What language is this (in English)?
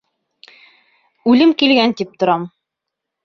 Bashkir